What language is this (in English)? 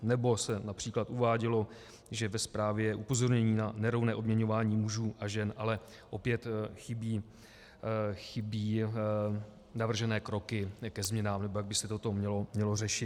Czech